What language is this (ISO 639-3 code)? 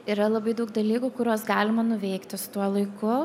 lit